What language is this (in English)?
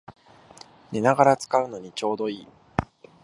Japanese